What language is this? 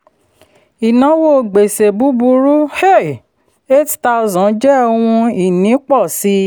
Yoruba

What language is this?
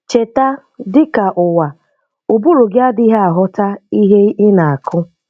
Igbo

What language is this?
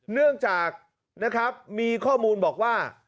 Thai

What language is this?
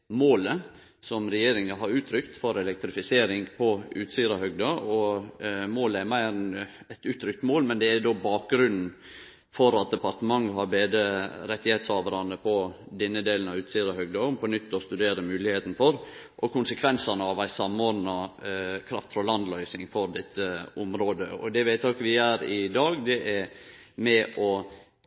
Norwegian Nynorsk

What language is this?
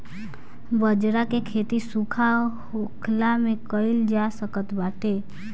Bhojpuri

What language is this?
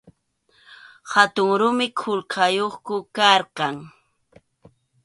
Arequipa-La Unión Quechua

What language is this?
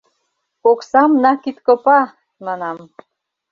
Mari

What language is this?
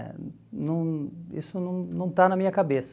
Portuguese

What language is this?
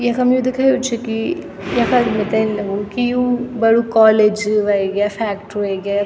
Garhwali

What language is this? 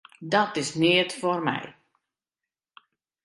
Western Frisian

